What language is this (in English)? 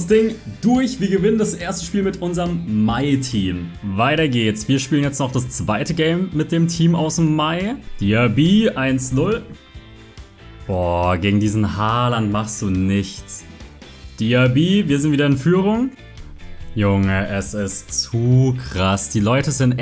German